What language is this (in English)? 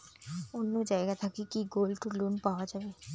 Bangla